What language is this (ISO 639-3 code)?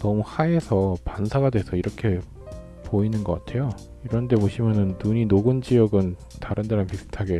kor